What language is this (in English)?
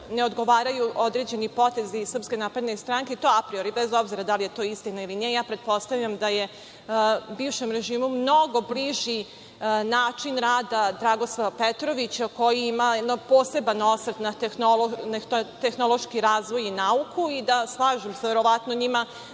Serbian